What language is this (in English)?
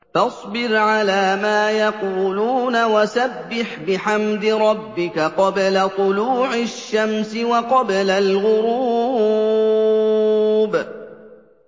Arabic